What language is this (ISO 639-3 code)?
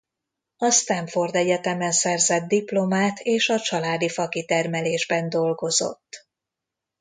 hun